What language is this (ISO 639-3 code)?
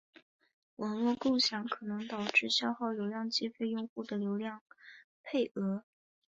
zho